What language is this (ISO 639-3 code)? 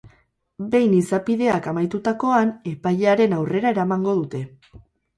eus